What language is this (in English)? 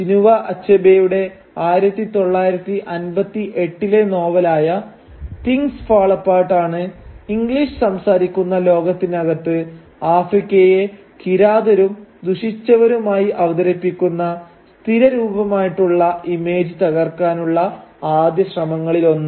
Malayalam